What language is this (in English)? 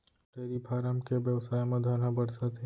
Chhattisgarhi